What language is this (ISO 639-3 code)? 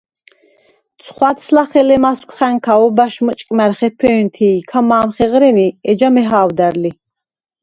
sva